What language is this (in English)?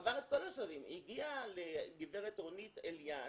Hebrew